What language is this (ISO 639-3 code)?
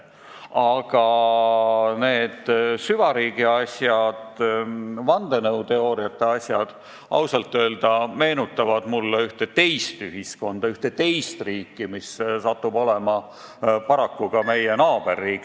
est